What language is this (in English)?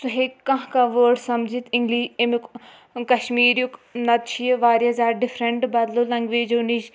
Kashmiri